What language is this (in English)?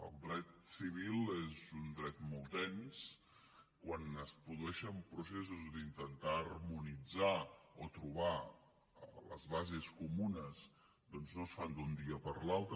Catalan